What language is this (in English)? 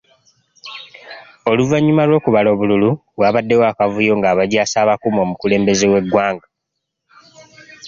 Ganda